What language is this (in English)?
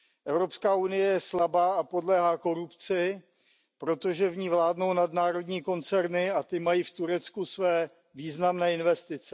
Czech